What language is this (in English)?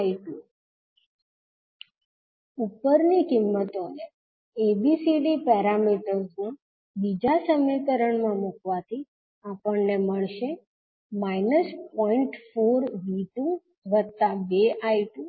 Gujarati